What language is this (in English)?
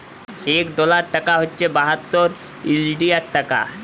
Bangla